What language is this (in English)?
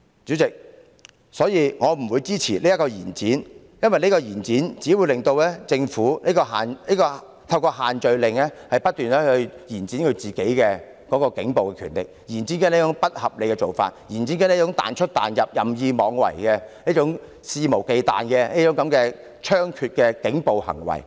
Cantonese